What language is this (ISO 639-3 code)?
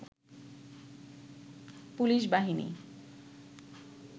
ben